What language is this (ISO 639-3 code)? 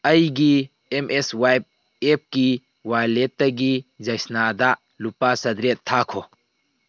mni